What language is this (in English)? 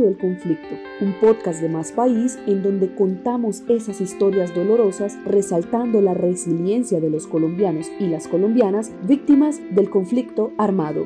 Spanish